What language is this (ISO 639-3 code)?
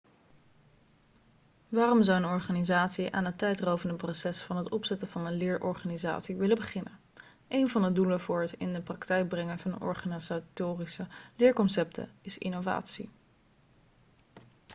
nld